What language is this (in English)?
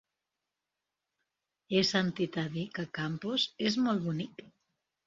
Catalan